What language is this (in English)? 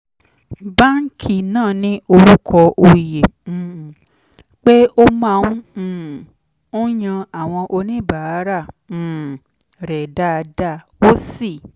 Yoruba